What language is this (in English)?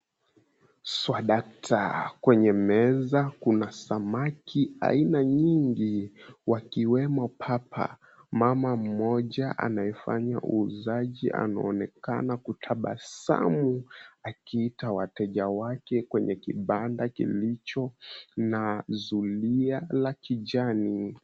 Swahili